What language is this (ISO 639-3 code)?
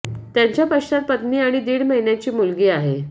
mar